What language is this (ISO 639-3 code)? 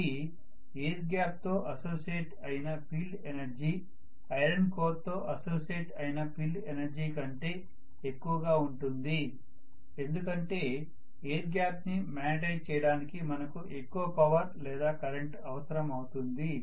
tel